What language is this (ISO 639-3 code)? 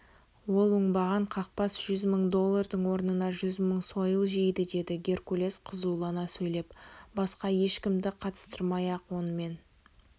kaz